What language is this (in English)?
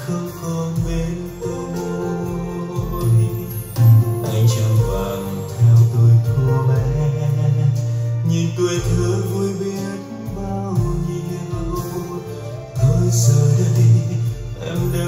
Vietnamese